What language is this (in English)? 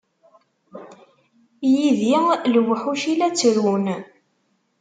Kabyle